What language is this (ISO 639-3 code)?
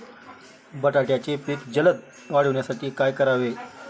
mar